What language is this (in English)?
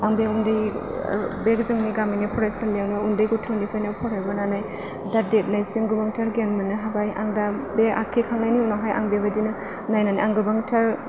Bodo